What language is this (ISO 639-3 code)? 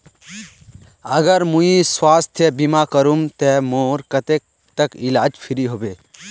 mag